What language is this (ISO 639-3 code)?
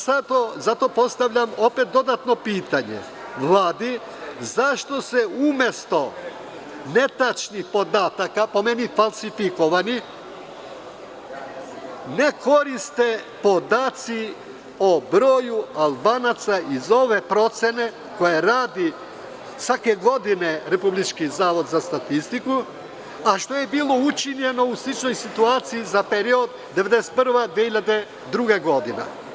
srp